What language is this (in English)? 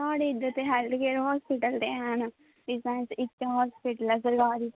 Dogri